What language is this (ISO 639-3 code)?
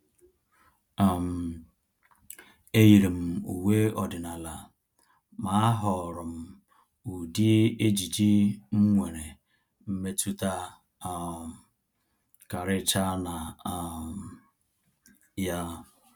ibo